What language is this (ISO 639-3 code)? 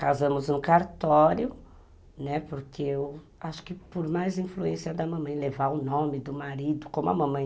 por